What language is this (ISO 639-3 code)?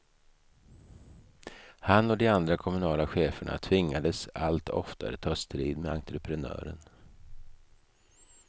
swe